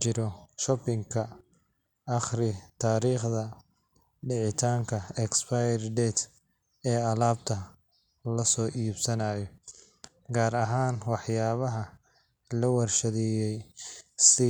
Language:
Somali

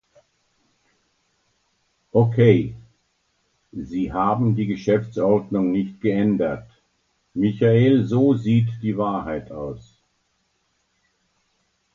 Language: German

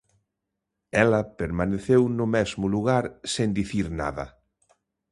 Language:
Galician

